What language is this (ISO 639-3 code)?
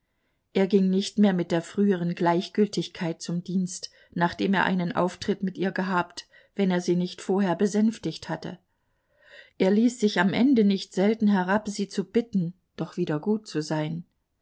deu